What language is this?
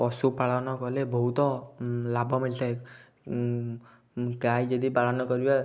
Odia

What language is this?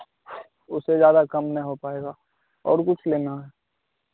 Hindi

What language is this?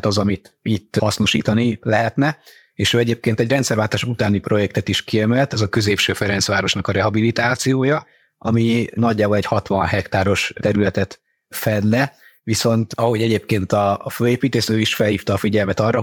Hungarian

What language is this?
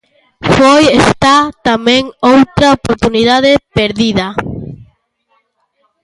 Galician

